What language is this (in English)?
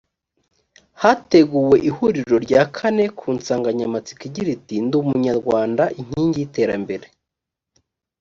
Kinyarwanda